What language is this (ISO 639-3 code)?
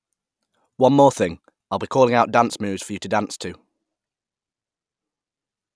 eng